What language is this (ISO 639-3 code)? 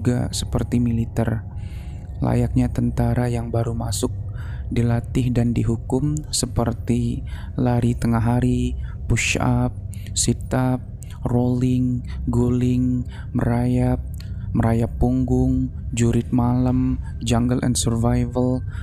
ind